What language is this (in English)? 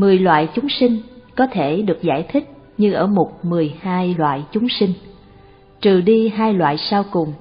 Vietnamese